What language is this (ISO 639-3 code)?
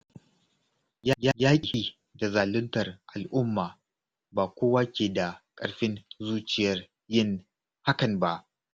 hau